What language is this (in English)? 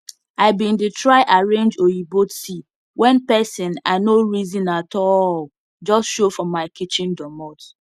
Nigerian Pidgin